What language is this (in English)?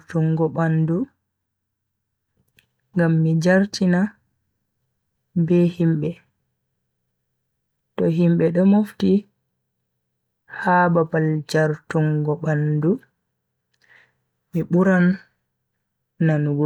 Bagirmi Fulfulde